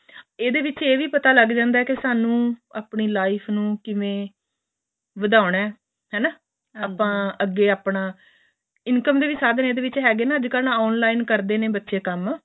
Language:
Punjabi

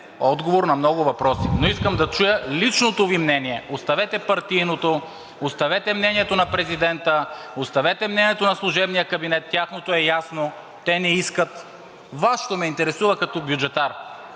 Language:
Bulgarian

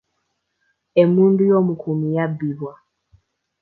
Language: Ganda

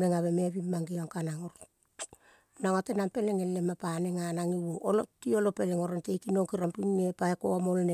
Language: Kol (Papua New Guinea)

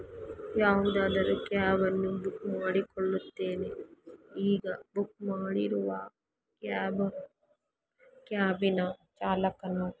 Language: Kannada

